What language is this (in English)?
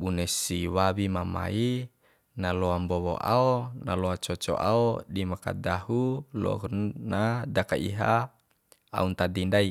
Bima